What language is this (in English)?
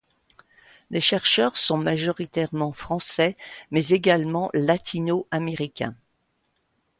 French